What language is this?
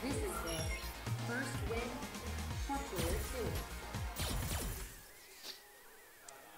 German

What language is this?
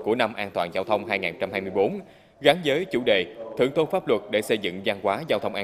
Vietnamese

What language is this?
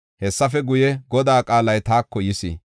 Gofa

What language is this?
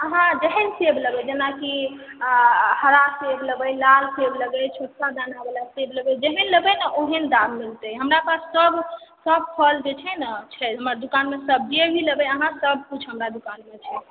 Maithili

